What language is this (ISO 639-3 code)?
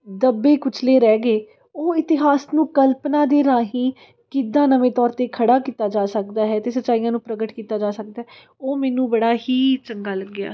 pan